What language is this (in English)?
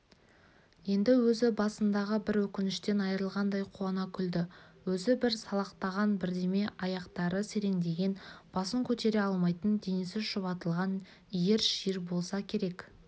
Kazakh